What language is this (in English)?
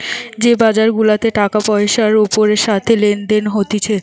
Bangla